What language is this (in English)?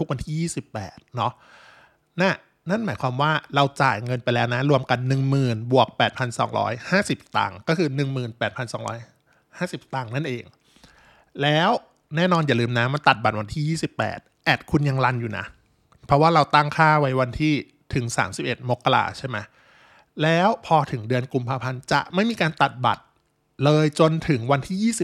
Thai